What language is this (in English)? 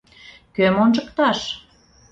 Mari